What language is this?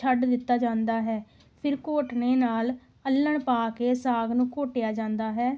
Punjabi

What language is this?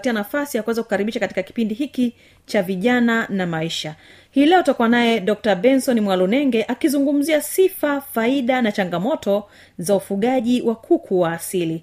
Swahili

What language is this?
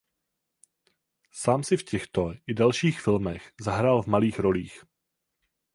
Czech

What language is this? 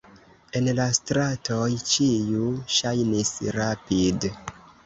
Esperanto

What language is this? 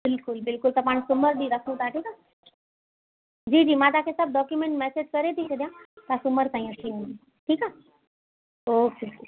Sindhi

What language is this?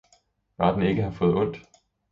Danish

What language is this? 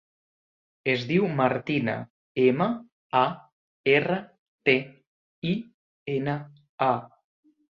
Catalan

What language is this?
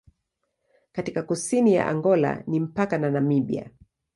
Swahili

